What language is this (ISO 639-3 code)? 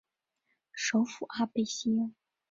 zho